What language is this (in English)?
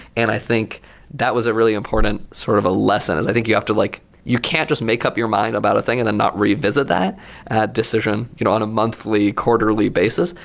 English